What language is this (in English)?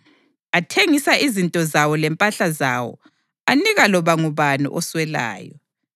North Ndebele